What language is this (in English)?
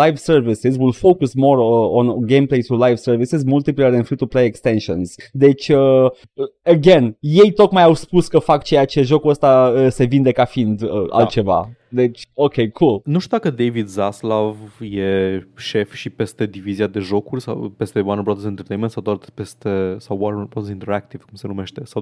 Romanian